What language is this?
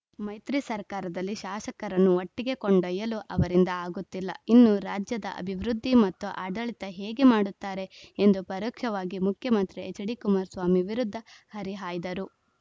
Kannada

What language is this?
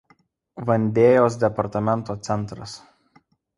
Lithuanian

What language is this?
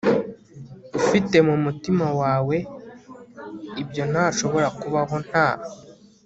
Kinyarwanda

